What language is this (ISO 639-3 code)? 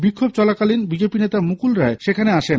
ben